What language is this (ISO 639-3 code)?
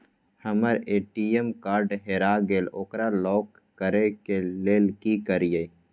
mai